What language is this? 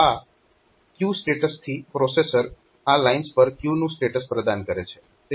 Gujarati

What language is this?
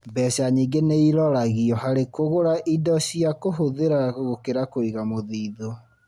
Kikuyu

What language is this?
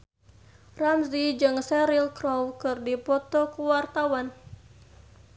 Sundanese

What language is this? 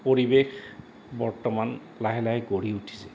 Assamese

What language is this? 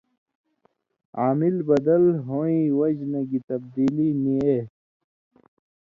Indus Kohistani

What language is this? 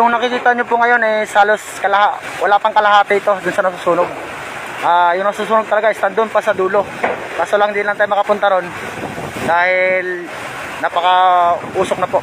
Filipino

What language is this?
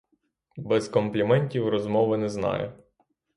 Ukrainian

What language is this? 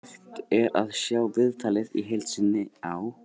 Icelandic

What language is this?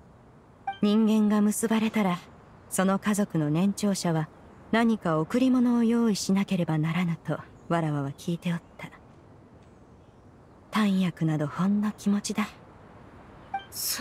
Japanese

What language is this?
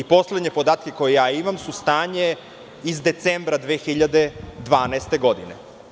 Serbian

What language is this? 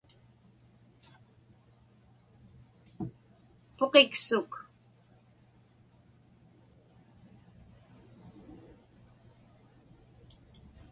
Inupiaq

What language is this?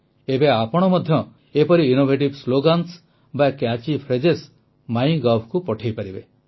Odia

